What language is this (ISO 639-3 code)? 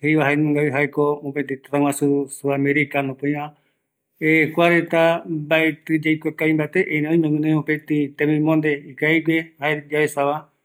gui